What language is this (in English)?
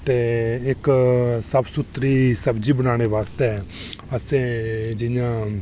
Dogri